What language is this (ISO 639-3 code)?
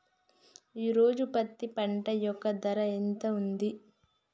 tel